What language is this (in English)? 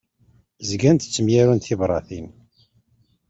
Kabyle